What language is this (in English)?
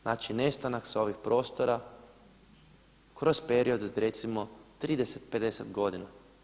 Croatian